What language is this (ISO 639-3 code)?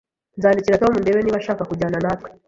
kin